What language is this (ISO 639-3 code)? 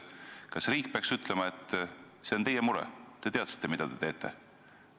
est